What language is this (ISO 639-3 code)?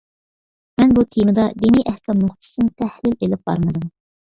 uig